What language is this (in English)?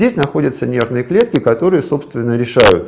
Russian